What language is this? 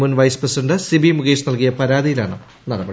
Malayalam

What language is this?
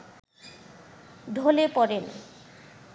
Bangla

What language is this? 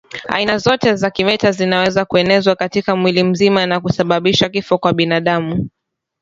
Swahili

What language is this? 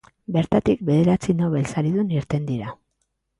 Basque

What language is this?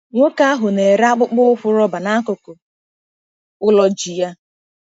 Igbo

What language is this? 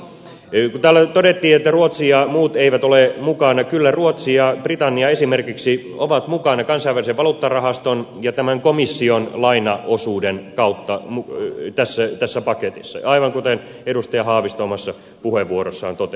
Finnish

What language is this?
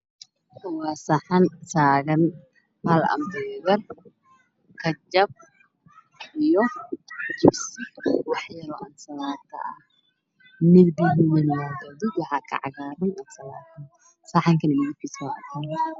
Somali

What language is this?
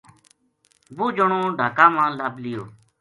Gujari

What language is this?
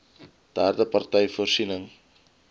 Afrikaans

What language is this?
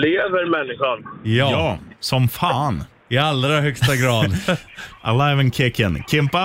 Swedish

